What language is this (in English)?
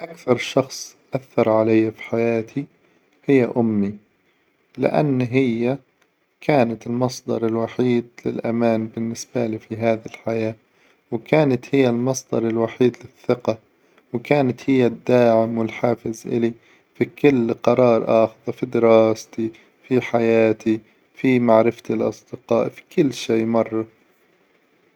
Hijazi Arabic